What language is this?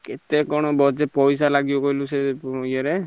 Odia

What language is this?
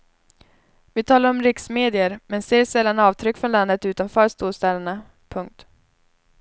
Swedish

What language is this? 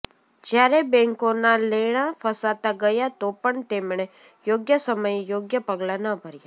Gujarati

